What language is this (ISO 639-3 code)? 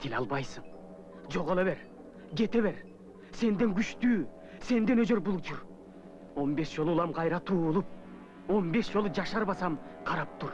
eng